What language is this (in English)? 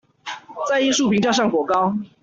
Chinese